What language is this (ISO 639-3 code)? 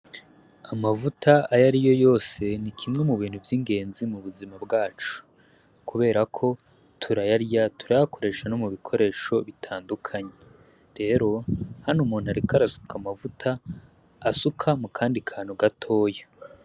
run